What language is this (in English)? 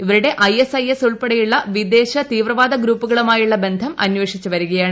Malayalam